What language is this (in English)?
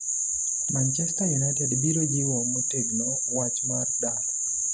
Luo (Kenya and Tanzania)